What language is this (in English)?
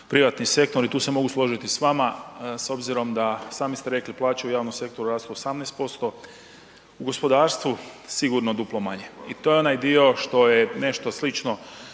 Croatian